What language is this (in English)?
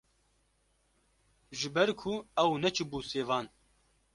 Kurdish